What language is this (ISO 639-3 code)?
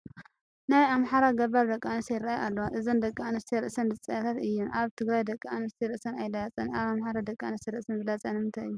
tir